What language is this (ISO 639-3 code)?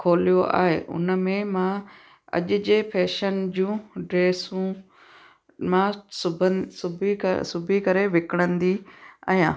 snd